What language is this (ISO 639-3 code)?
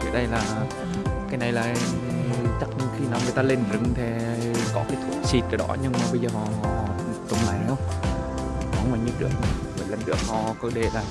vie